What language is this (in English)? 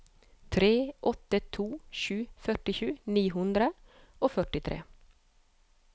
Norwegian